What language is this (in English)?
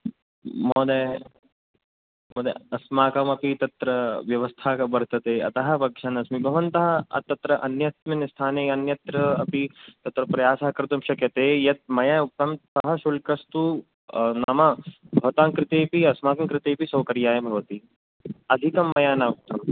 Sanskrit